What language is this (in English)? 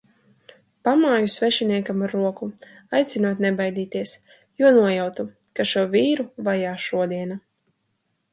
Latvian